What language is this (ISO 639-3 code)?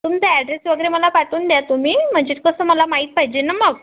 mar